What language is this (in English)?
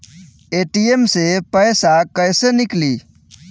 Bhojpuri